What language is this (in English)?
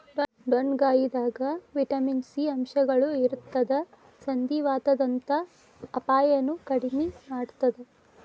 Kannada